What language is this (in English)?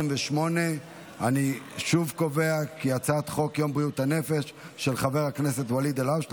Hebrew